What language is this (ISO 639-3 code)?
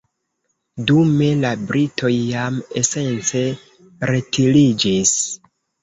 epo